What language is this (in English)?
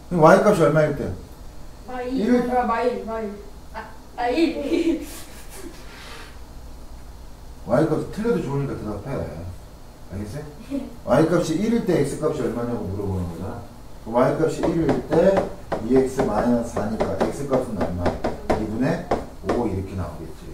Korean